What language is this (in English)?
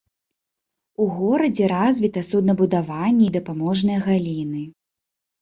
Belarusian